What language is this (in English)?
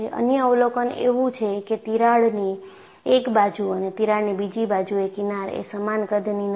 Gujarati